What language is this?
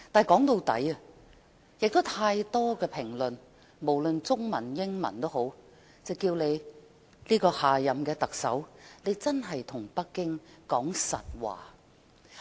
Cantonese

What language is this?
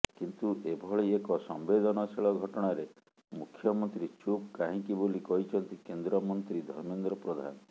Odia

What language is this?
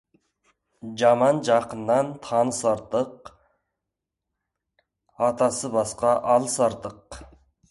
Kazakh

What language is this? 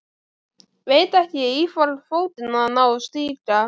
Icelandic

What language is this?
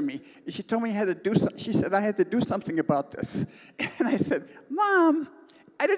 English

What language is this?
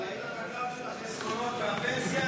Hebrew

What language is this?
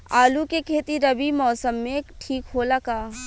Bhojpuri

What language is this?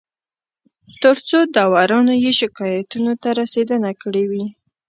Pashto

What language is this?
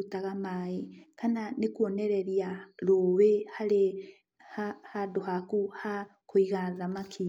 Kikuyu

